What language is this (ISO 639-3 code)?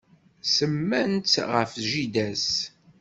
kab